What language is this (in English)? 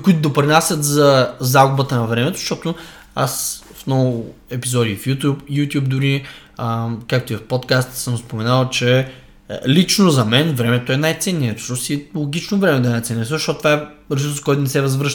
Bulgarian